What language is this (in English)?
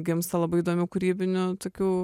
Lithuanian